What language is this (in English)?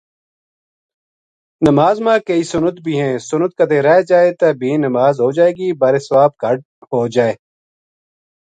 Gujari